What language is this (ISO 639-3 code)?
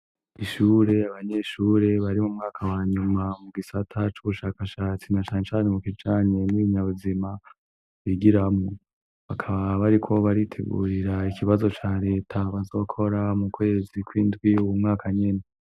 run